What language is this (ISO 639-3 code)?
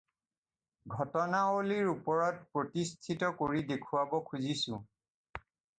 asm